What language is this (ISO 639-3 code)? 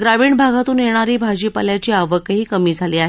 mar